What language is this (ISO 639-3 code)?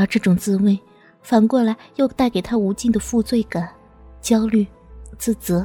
zho